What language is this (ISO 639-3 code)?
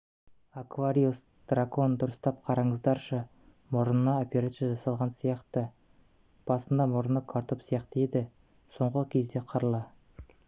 kaz